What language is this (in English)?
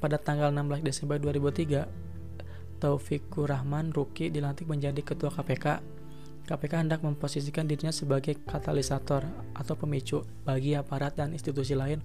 Indonesian